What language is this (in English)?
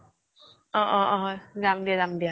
Assamese